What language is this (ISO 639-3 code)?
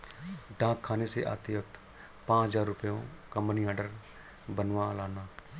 hin